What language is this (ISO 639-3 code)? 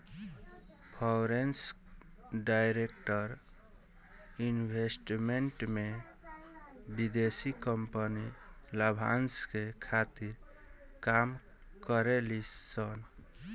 bho